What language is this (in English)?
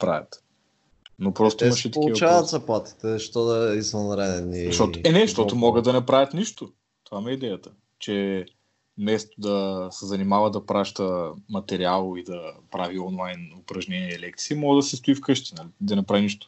Bulgarian